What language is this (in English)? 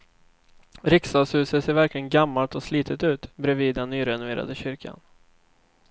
Swedish